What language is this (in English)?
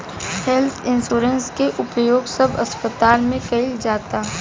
Bhojpuri